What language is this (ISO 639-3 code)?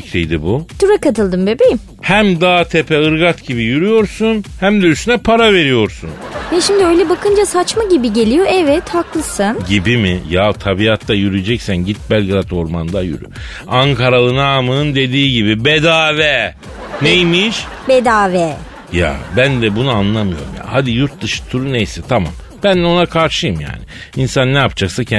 tur